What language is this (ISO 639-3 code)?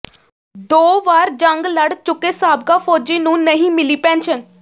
pan